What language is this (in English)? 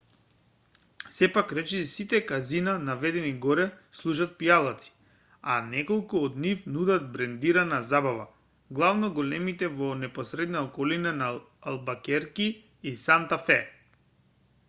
Macedonian